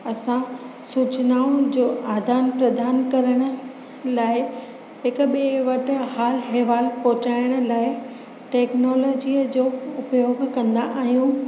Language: Sindhi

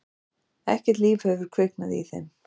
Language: Icelandic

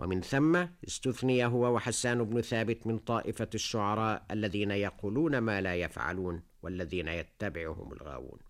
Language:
Arabic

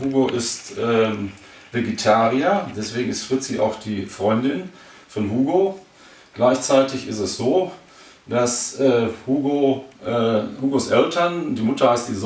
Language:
German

